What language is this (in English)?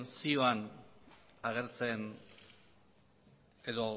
Basque